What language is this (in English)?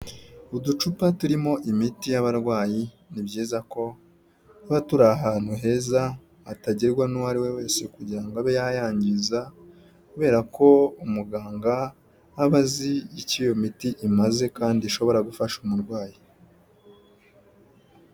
Kinyarwanda